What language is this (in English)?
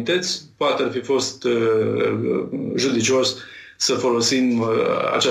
Romanian